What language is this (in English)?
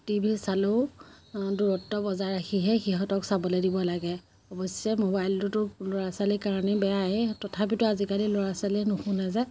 Assamese